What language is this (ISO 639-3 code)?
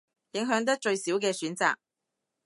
yue